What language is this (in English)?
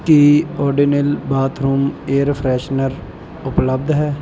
Punjabi